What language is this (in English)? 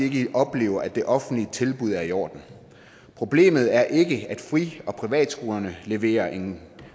Danish